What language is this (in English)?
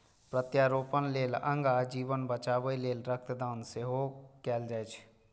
Maithili